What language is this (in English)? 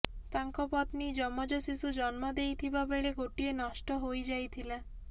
Odia